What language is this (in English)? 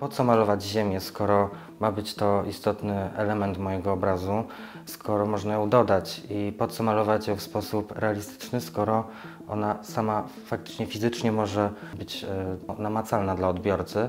Polish